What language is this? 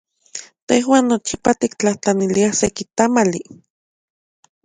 Central Puebla Nahuatl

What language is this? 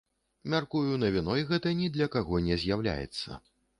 Belarusian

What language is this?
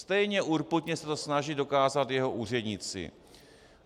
Czech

